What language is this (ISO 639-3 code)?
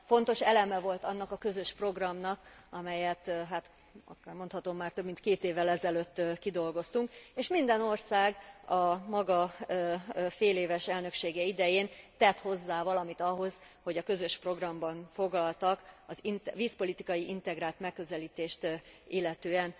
hun